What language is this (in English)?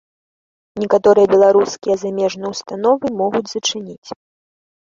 Belarusian